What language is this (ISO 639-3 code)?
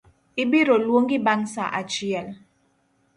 luo